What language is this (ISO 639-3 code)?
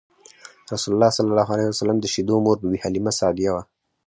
pus